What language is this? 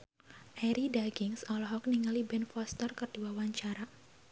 Sundanese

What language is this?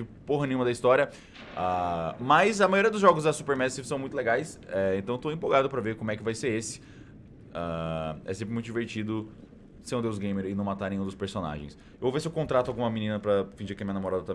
Portuguese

